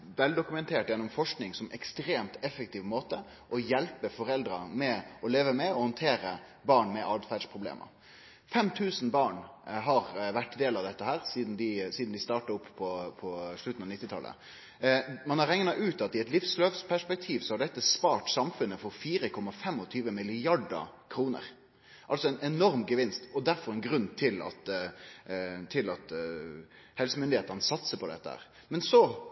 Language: Norwegian Nynorsk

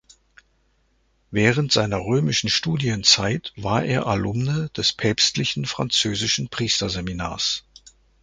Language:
German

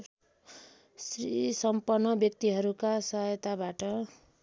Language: Nepali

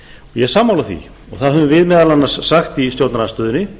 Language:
Icelandic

